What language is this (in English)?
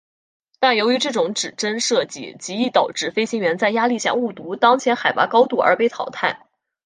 Chinese